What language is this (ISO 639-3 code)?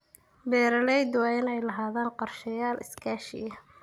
som